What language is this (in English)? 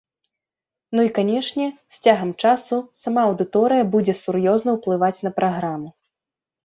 Belarusian